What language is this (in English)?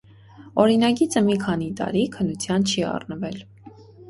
Armenian